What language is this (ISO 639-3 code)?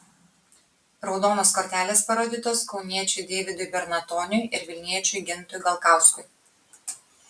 lit